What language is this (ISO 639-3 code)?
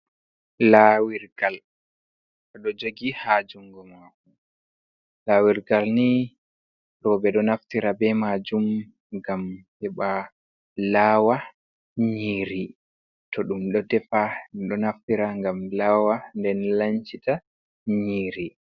ful